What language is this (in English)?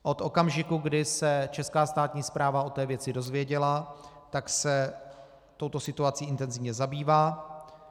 Czech